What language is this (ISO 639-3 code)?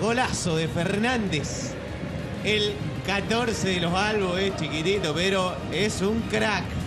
spa